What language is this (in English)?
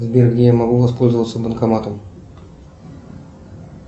Russian